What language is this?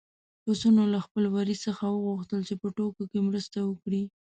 Pashto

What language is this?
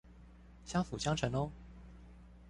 Chinese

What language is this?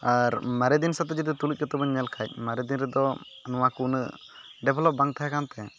Santali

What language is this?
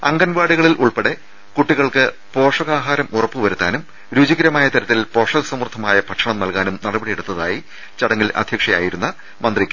Malayalam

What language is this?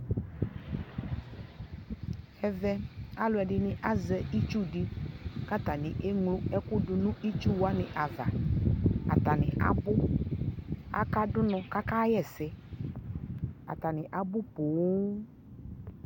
Ikposo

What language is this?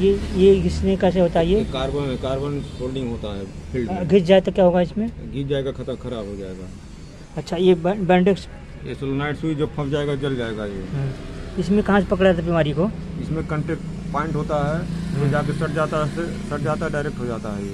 Hindi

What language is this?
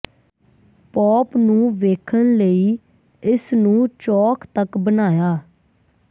Punjabi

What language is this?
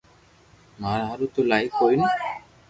Loarki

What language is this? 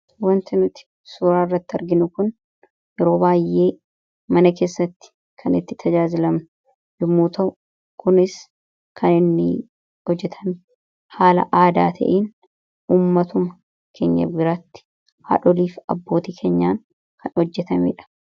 Oromo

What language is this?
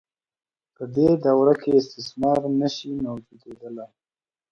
Pashto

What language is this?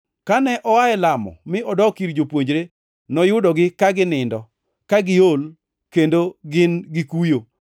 Luo (Kenya and Tanzania)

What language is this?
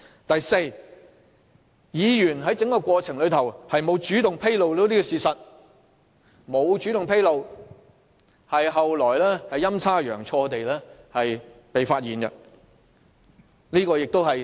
Cantonese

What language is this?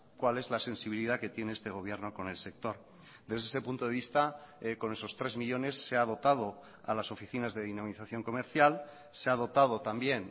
Spanish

